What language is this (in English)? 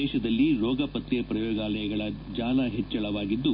Kannada